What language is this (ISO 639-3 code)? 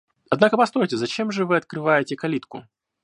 rus